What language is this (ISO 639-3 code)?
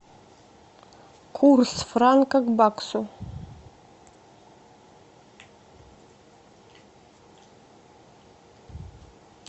rus